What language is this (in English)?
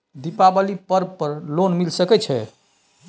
Maithili